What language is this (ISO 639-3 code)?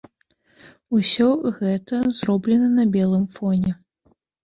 bel